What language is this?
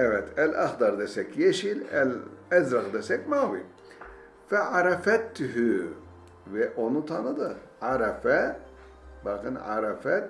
Turkish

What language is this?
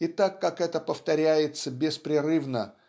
Russian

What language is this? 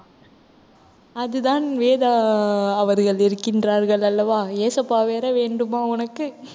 Tamil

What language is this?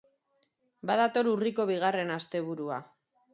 Basque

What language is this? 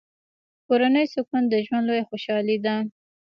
Pashto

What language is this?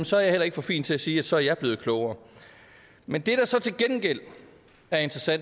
Danish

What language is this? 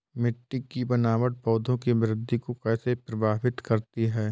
Hindi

